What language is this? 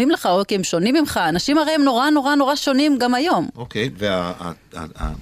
Hebrew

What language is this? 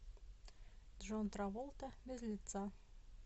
Russian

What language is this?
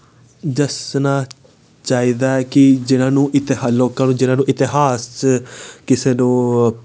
Dogri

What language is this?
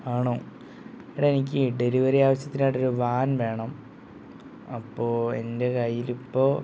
Malayalam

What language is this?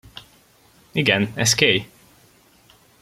Hungarian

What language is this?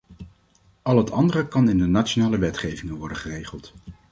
Dutch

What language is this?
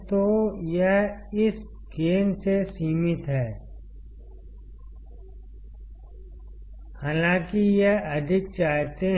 Hindi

